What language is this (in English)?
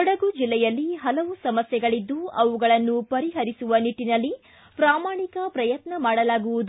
Kannada